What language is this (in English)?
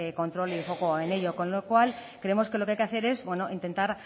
Spanish